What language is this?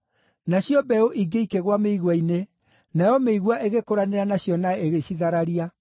Kikuyu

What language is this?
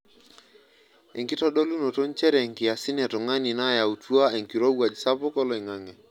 Masai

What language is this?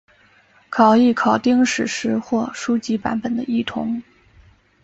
Chinese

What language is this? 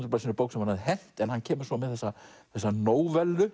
Icelandic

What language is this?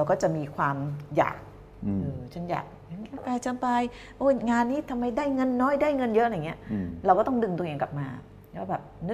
Thai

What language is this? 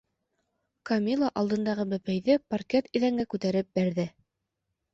Bashkir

